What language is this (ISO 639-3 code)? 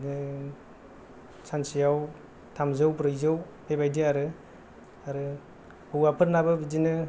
brx